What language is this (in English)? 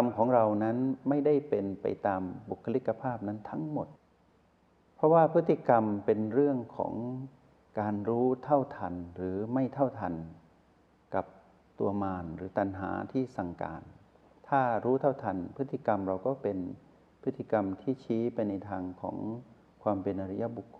Thai